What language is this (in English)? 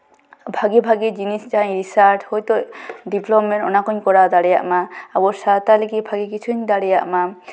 Santali